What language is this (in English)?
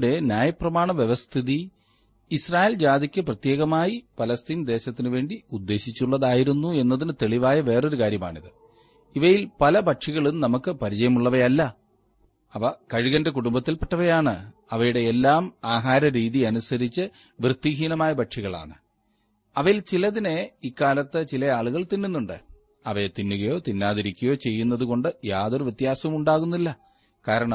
Malayalam